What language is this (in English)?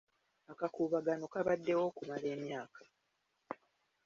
Ganda